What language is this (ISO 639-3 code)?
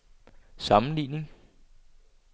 dan